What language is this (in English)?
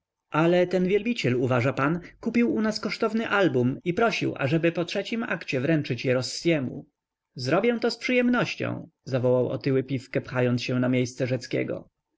Polish